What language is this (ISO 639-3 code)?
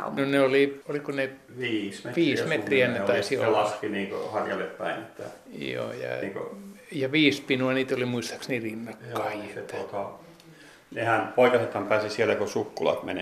fin